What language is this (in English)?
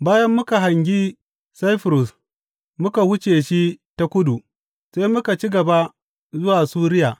Hausa